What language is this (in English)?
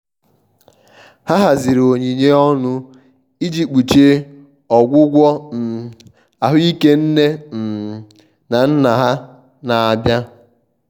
Igbo